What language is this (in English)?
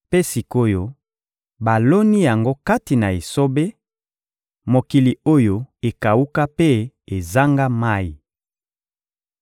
Lingala